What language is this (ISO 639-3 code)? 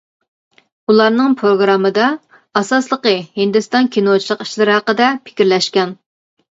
uig